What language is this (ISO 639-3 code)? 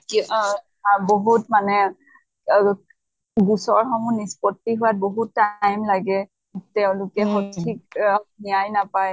asm